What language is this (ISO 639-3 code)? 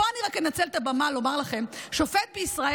heb